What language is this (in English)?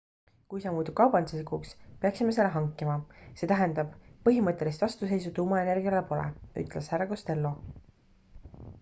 Estonian